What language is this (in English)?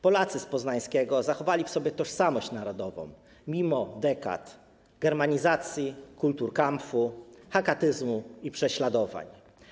Polish